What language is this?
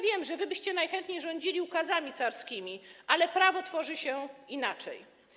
Polish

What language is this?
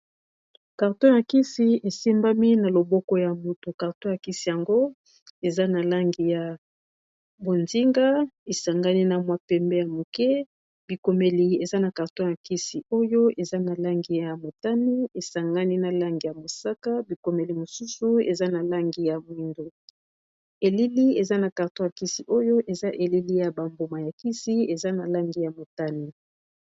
Lingala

